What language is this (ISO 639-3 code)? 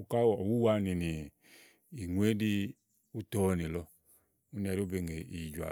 ahl